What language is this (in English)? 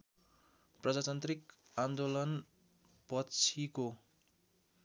Nepali